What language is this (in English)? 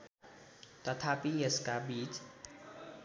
Nepali